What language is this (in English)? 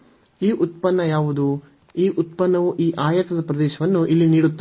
Kannada